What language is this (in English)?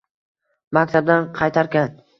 Uzbek